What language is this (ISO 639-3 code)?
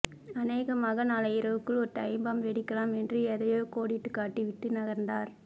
tam